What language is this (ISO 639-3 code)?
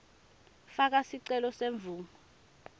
ssw